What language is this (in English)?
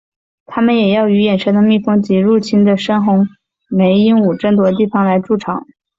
Chinese